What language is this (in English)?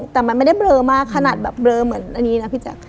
Thai